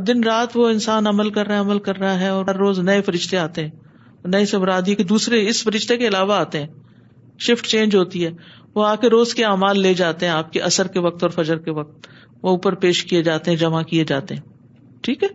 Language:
Urdu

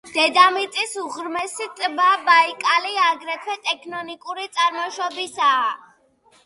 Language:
Georgian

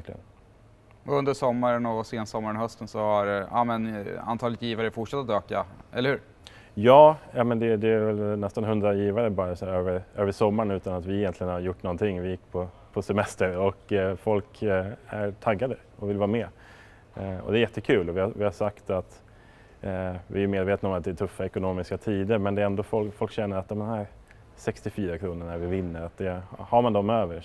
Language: Swedish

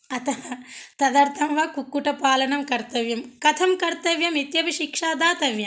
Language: Sanskrit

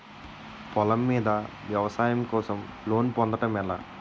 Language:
Telugu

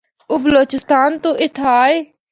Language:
Northern Hindko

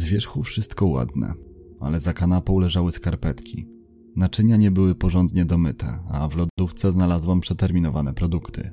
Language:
Polish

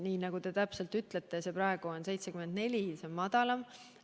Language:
Estonian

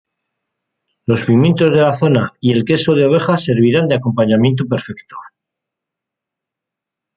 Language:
Spanish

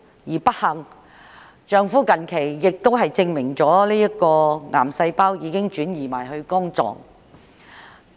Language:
Cantonese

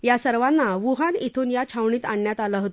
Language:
Marathi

